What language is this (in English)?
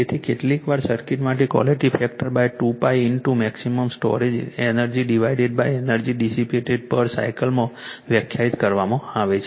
Gujarati